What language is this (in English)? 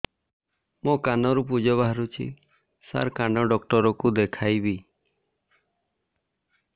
Odia